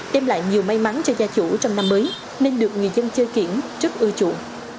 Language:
Vietnamese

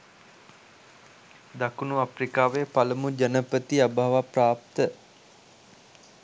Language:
Sinhala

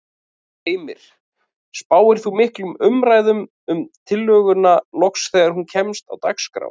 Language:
Icelandic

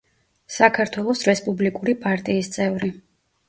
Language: Georgian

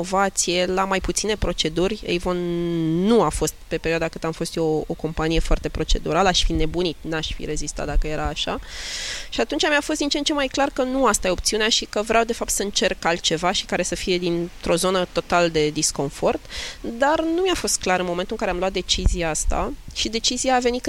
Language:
Romanian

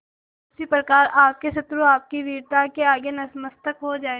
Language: Hindi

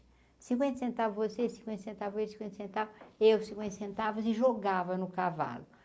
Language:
Portuguese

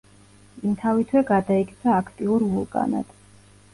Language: Georgian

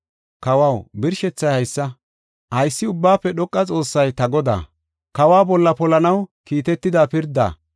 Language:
Gofa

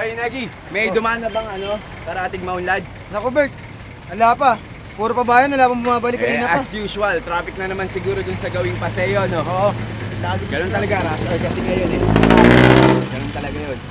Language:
Filipino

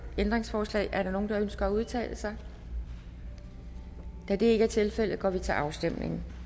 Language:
Danish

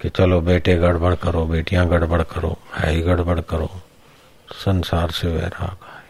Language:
Hindi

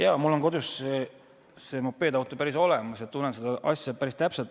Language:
Estonian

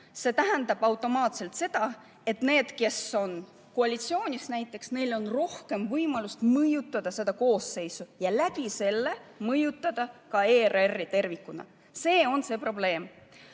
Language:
Estonian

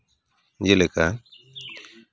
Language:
Santali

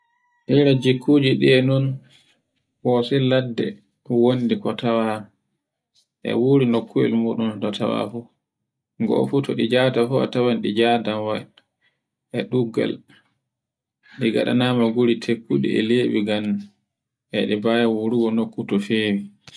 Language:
Borgu Fulfulde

